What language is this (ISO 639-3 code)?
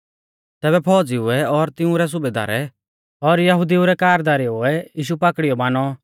bfz